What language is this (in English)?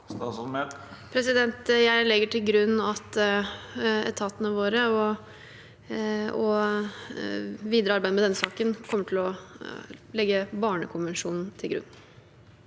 Norwegian